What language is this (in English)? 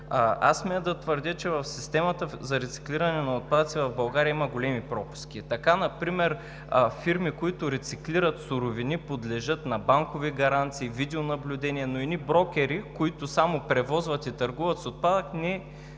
Bulgarian